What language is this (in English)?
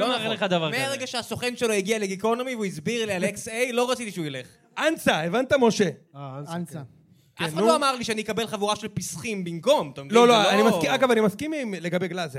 Hebrew